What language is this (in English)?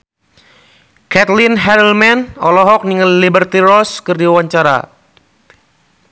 Sundanese